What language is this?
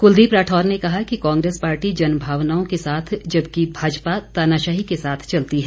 Hindi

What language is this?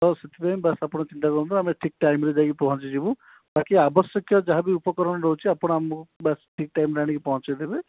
Odia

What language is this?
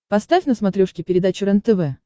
Russian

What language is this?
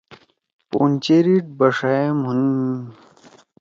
Torwali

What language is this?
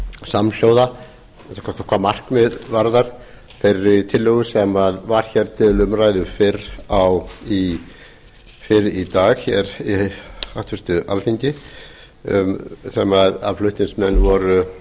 Icelandic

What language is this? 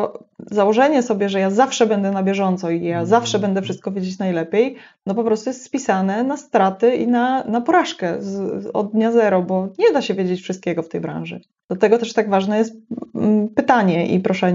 Polish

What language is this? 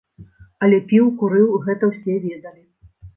Belarusian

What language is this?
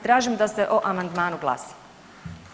Croatian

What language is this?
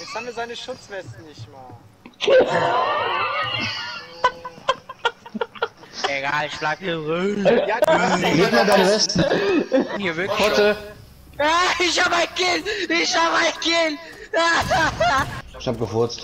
German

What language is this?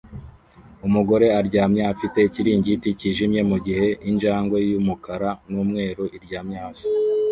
Kinyarwanda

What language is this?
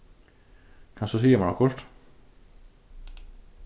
Faroese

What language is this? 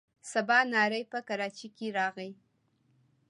Pashto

